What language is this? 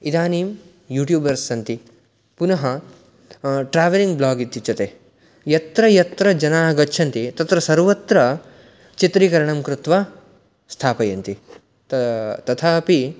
Sanskrit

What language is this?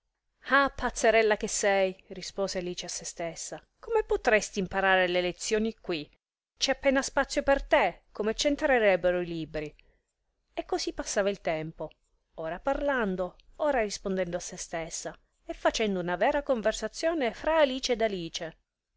Italian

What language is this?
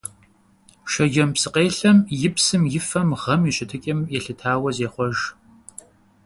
Kabardian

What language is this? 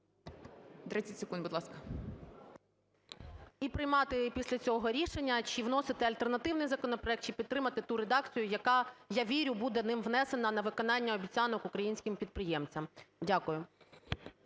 Ukrainian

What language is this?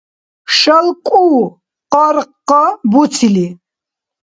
Dargwa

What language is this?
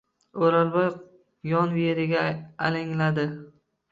Uzbek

